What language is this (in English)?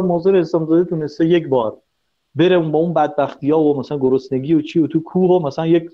Persian